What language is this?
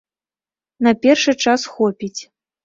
Belarusian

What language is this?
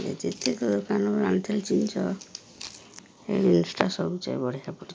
Odia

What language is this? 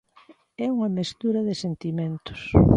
Galician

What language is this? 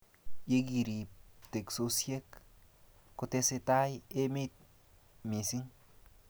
Kalenjin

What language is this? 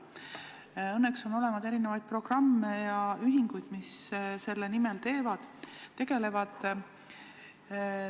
Estonian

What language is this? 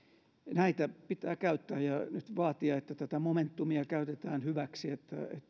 Finnish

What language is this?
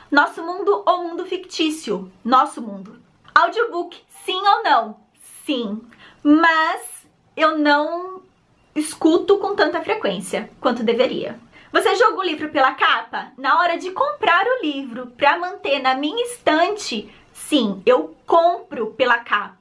Portuguese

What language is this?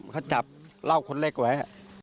Thai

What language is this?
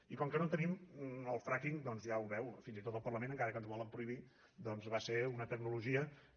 Catalan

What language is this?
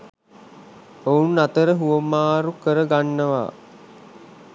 Sinhala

